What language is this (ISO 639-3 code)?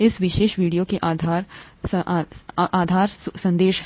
hin